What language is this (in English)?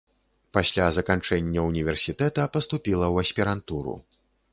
Belarusian